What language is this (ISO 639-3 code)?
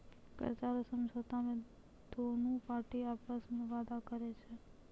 mai